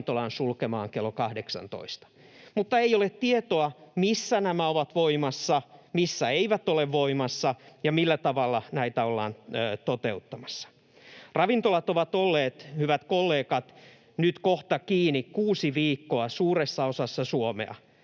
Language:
Finnish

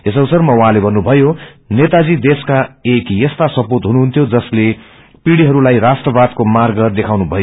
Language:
Nepali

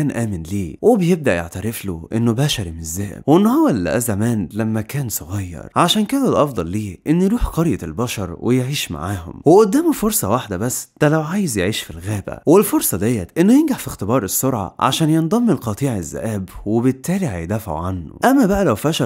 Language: Arabic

